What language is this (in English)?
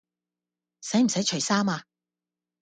Cantonese